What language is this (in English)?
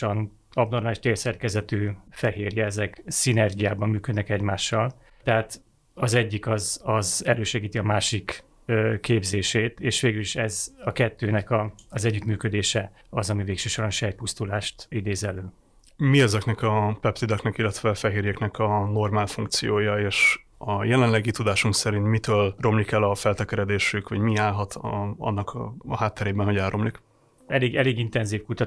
Hungarian